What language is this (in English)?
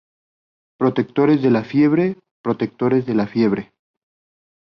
Spanish